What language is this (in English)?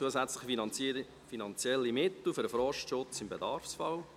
Swiss German